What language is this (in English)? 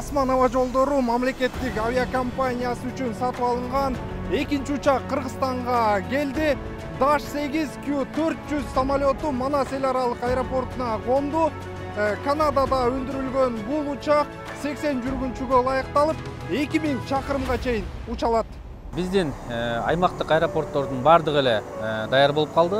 Turkish